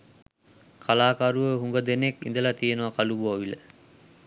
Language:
Sinhala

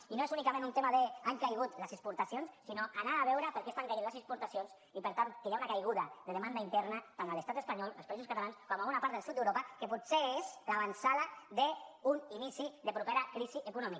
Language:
Catalan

